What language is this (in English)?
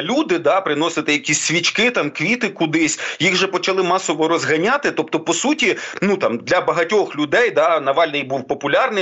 Ukrainian